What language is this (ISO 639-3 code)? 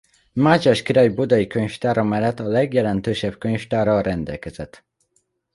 hun